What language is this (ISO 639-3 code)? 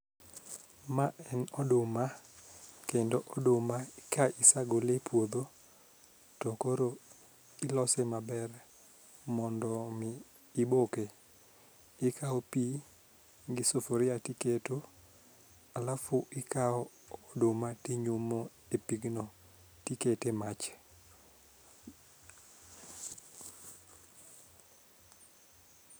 luo